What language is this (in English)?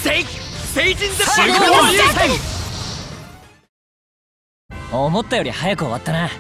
Japanese